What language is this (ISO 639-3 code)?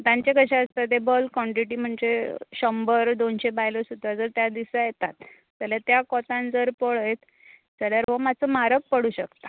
kok